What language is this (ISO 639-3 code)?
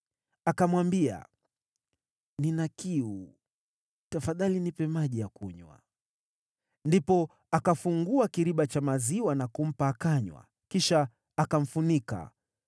swa